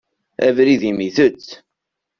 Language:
Kabyle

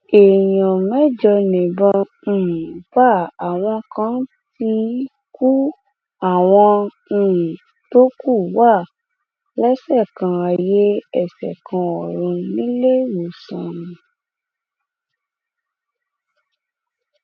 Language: Yoruba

